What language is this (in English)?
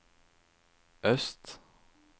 Norwegian